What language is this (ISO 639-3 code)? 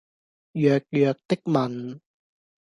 yue